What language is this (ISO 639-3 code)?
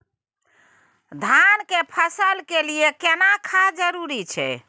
mai